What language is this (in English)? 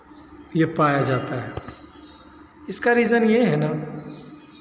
Hindi